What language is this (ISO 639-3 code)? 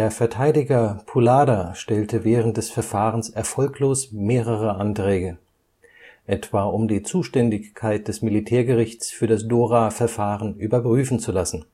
deu